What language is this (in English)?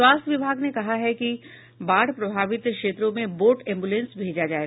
Hindi